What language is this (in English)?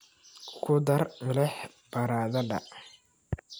Somali